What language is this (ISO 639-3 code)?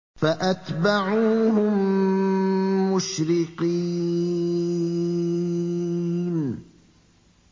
ara